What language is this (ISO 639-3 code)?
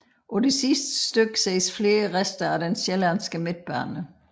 dan